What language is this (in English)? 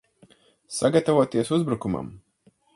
Latvian